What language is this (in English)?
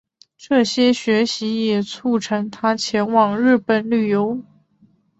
Chinese